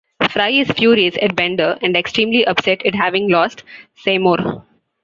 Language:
English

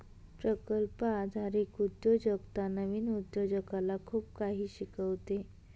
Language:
Marathi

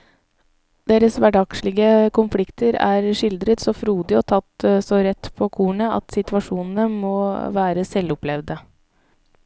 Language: Norwegian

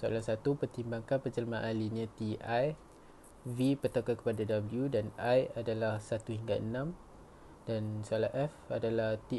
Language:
Malay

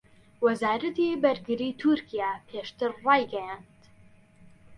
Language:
Central Kurdish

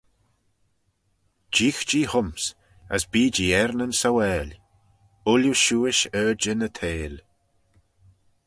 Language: Manx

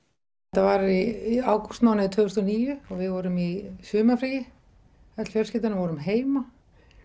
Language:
Icelandic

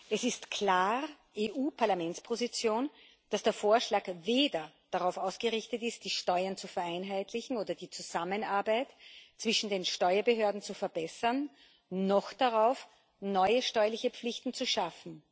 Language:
German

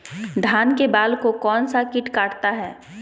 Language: Magahi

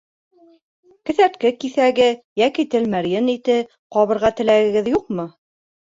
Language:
Bashkir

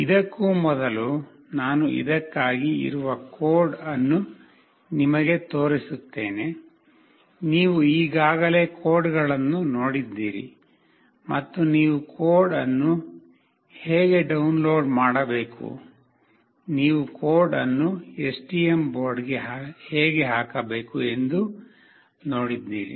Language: Kannada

